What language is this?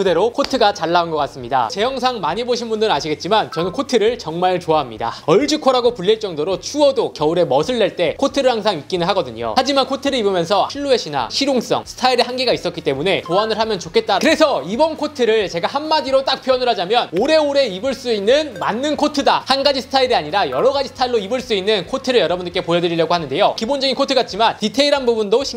Korean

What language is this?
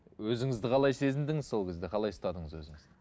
Kazakh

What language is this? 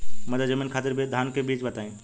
Bhojpuri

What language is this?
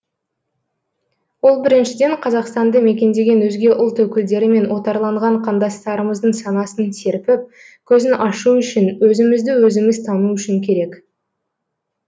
Kazakh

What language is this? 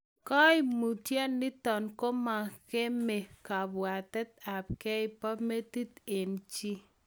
Kalenjin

